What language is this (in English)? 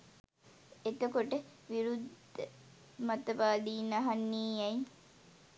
Sinhala